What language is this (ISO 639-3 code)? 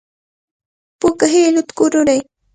qvl